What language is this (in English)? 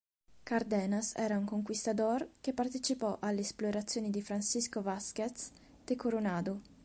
Italian